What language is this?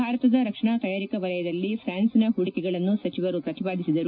Kannada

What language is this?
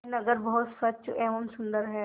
Hindi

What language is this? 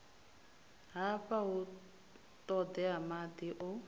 Venda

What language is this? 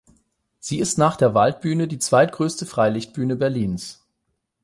German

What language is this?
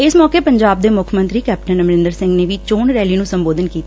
Punjabi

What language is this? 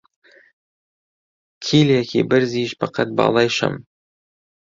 Central Kurdish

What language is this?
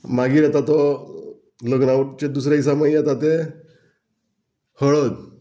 Konkani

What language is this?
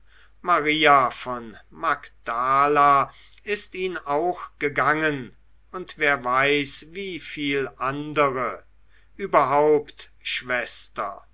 German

